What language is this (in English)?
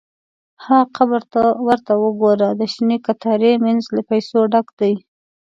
Pashto